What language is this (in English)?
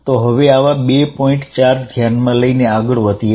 Gujarati